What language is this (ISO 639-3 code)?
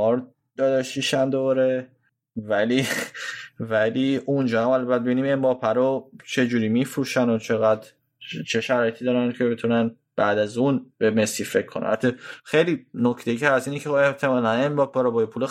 fas